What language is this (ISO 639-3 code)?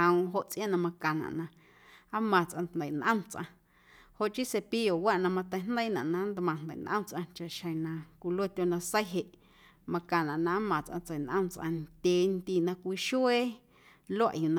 amu